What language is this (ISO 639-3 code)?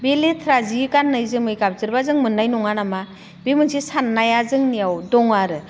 brx